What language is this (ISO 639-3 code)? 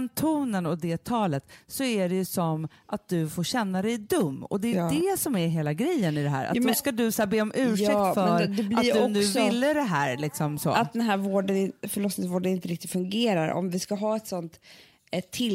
swe